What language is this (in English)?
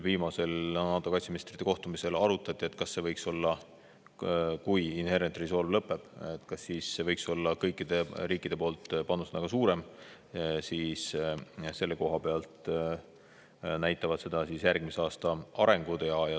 Estonian